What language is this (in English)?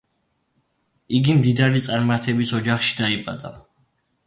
Georgian